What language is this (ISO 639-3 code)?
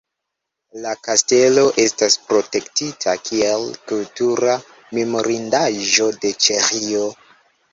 epo